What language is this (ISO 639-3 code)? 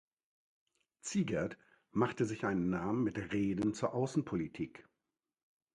deu